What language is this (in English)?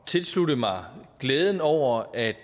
Danish